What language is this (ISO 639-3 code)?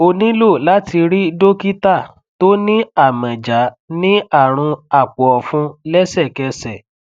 yor